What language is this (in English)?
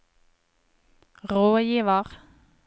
Norwegian